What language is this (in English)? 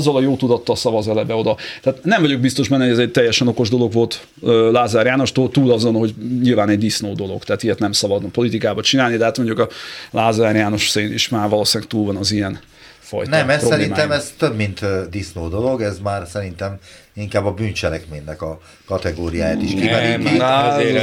Hungarian